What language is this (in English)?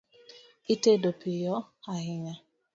Luo (Kenya and Tanzania)